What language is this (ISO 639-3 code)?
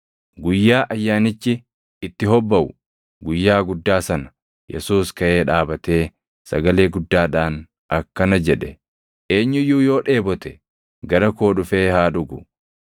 orm